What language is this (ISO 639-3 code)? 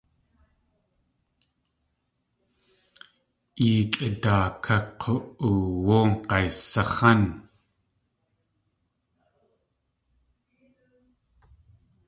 tli